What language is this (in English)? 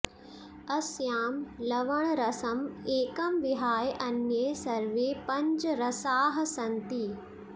Sanskrit